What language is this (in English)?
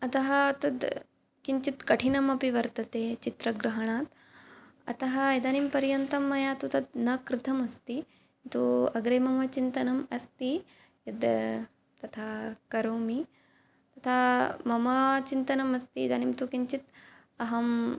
Sanskrit